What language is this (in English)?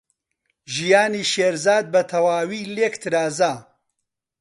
Central Kurdish